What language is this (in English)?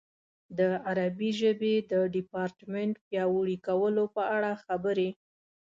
Pashto